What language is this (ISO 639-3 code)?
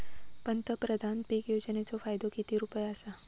mar